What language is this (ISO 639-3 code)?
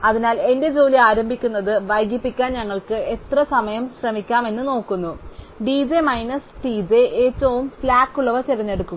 mal